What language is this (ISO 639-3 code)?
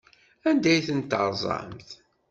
kab